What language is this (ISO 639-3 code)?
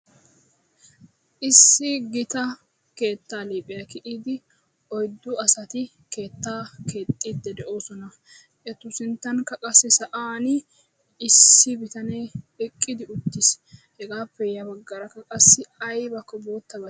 wal